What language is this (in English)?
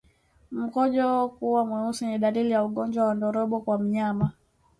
Swahili